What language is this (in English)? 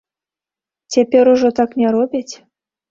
Belarusian